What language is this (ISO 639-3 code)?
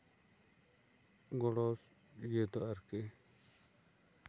sat